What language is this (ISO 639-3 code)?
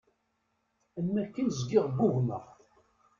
kab